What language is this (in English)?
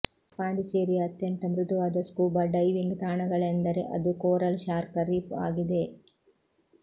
Kannada